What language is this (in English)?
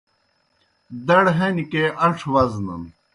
Kohistani Shina